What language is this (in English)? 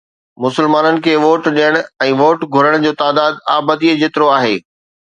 Sindhi